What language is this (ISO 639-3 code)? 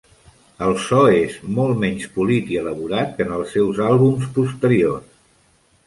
cat